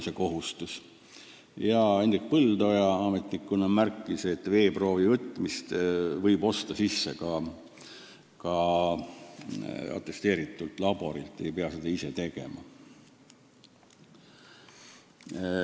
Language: Estonian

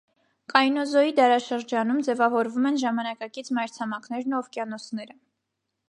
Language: Armenian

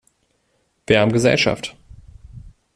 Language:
German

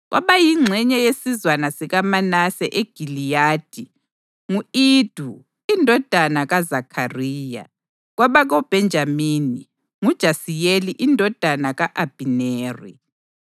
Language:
North Ndebele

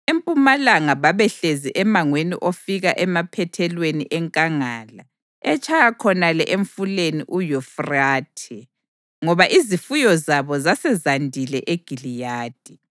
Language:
North Ndebele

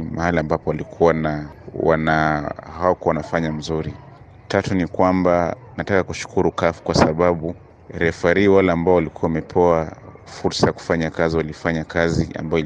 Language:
Swahili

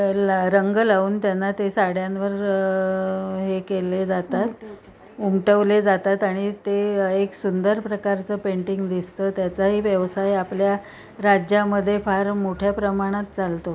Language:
Marathi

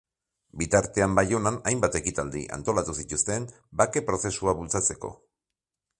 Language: Basque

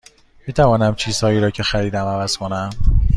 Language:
Persian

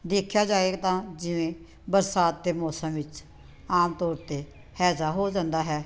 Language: Punjabi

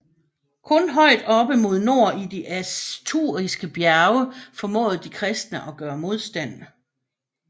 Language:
Danish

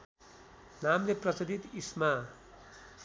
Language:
Nepali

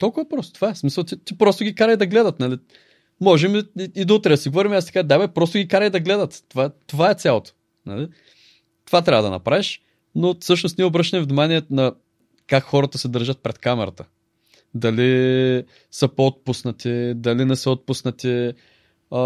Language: Bulgarian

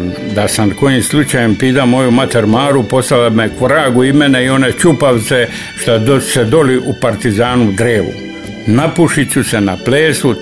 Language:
Croatian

